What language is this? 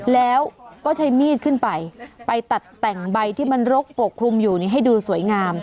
Thai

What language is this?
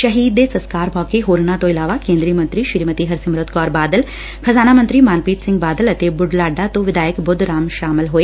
Punjabi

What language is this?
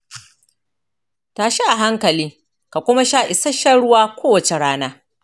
Hausa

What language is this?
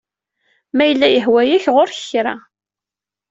Kabyle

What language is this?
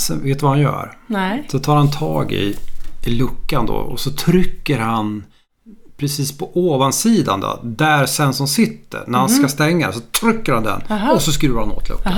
Swedish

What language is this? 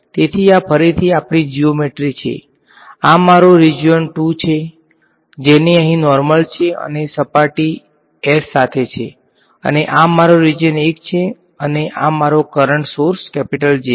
Gujarati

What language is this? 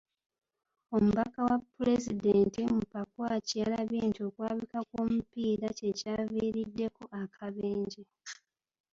Ganda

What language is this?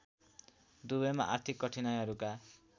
Nepali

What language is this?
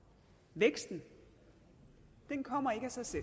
Danish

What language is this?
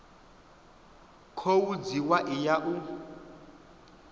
Venda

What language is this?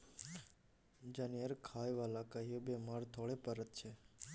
Maithili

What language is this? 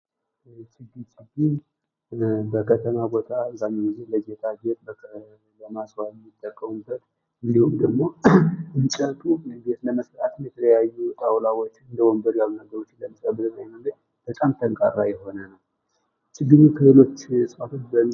Amharic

